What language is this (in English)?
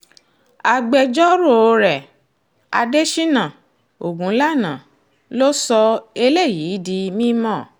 Yoruba